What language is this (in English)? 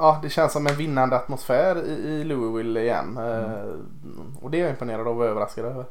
Swedish